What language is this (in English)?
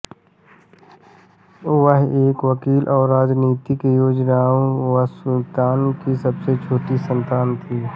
Hindi